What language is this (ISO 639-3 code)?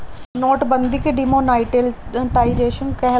bho